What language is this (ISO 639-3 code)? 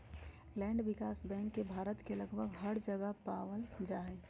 mag